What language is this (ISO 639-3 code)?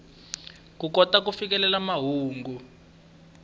tso